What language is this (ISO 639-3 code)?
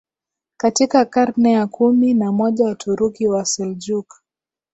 swa